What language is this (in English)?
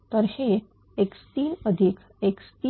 Marathi